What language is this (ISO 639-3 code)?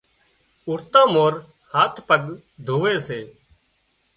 kxp